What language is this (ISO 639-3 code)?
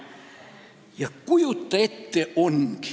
est